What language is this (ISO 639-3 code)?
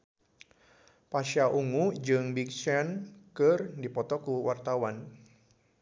sun